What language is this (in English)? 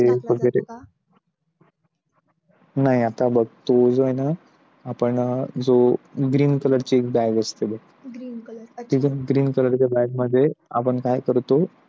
Marathi